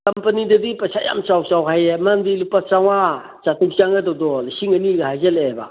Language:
Manipuri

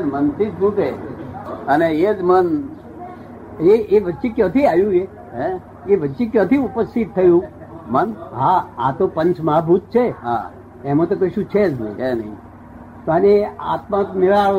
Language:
Gujarati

